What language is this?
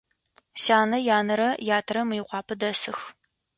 Adyghe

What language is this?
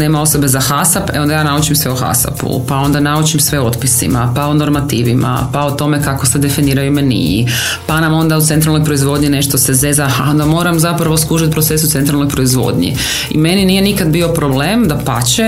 Croatian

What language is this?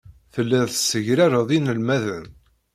Kabyle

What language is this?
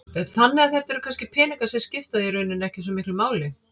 Icelandic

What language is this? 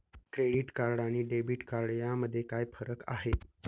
Marathi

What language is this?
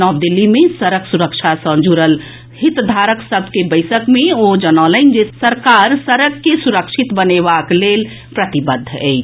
Maithili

